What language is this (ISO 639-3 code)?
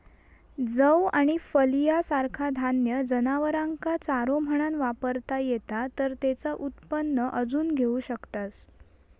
mar